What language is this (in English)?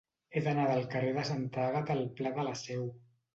Catalan